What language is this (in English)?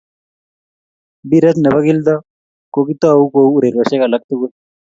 Kalenjin